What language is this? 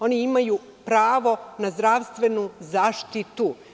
Serbian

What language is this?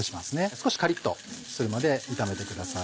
Japanese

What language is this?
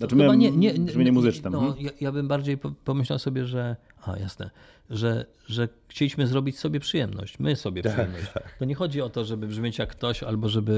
Polish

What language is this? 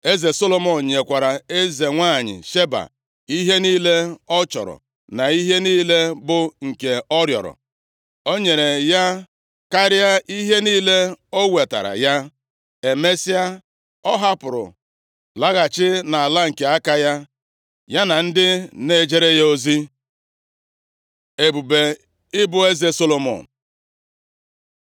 Igbo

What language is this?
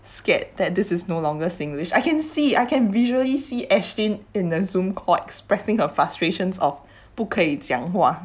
English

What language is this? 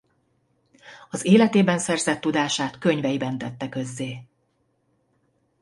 Hungarian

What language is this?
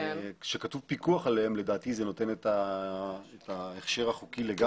Hebrew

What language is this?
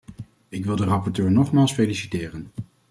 Dutch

